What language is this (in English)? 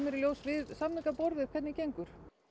Icelandic